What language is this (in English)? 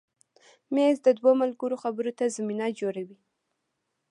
Pashto